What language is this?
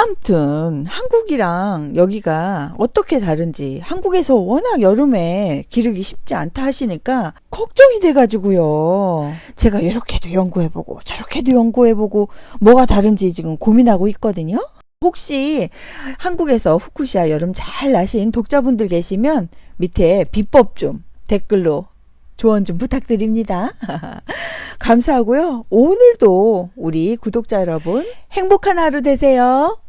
Korean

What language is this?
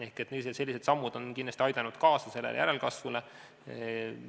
Estonian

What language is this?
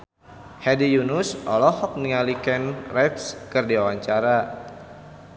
Sundanese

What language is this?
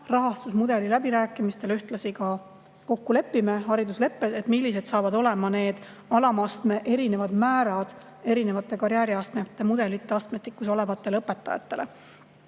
Estonian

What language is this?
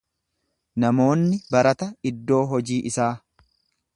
Oromo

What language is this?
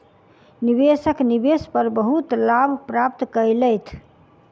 Maithili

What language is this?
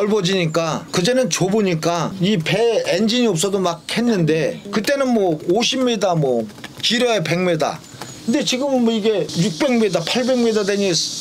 Korean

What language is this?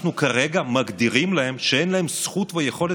Hebrew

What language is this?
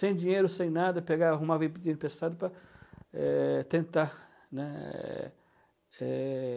Portuguese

